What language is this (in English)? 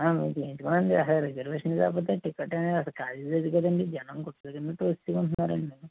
Telugu